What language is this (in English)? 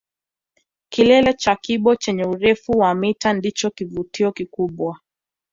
Swahili